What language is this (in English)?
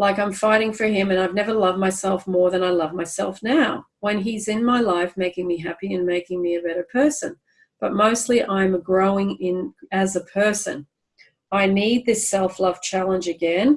English